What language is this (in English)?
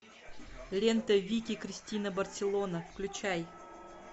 Russian